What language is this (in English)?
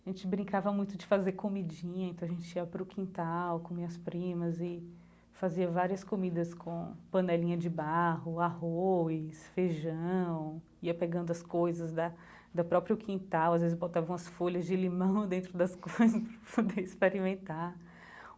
Portuguese